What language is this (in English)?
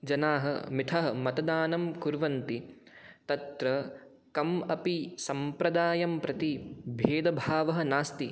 Sanskrit